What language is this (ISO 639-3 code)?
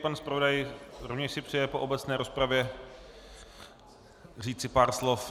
ces